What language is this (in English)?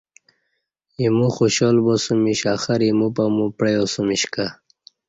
Kati